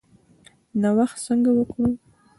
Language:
Pashto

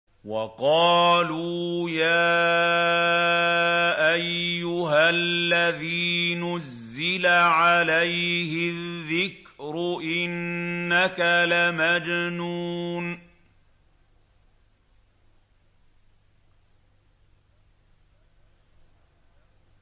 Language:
Arabic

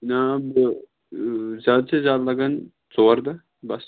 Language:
Kashmiri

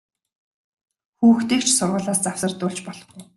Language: Mongolian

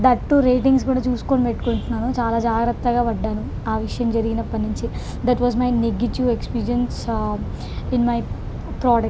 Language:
Telugu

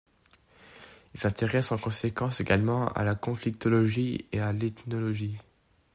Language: French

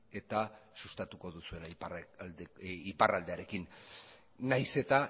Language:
Basque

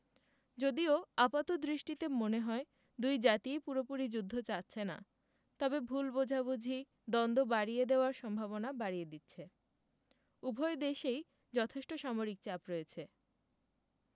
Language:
Bangla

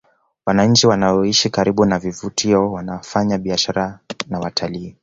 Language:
Swahili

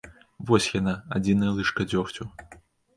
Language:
Belarusian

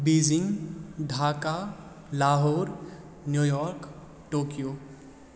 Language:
Maithili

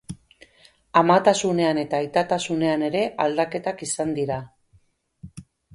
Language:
Basque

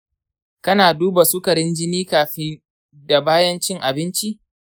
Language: Hausa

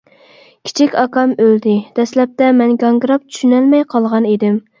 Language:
Uyghur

